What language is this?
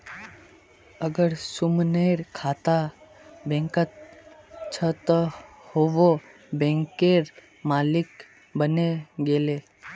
Magahi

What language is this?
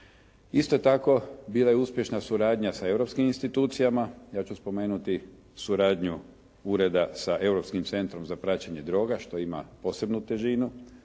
Croatian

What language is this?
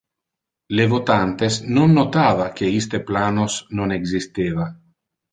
Interlingua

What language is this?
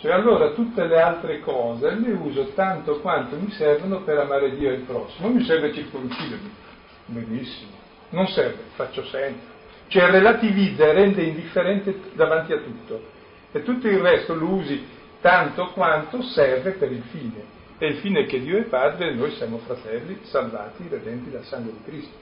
Italian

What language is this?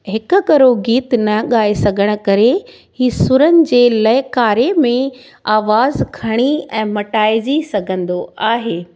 Sindhi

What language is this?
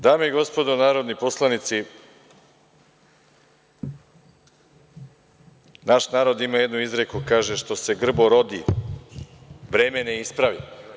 Serbian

